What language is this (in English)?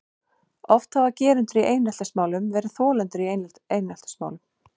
Icelandic